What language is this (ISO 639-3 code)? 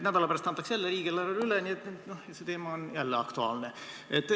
est